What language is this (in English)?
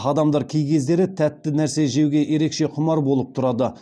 Kazakh